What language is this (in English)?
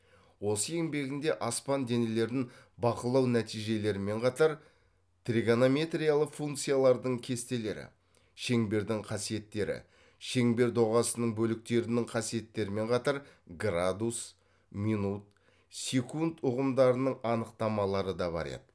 Kazakh